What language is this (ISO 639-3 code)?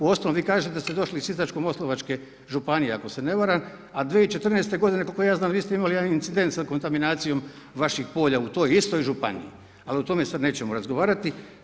hrv